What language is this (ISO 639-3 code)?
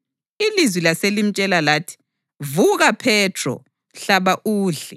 nde